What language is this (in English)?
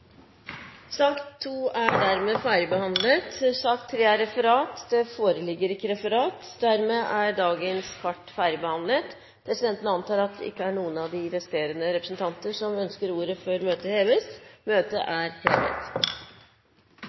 Norwegian Nynorsk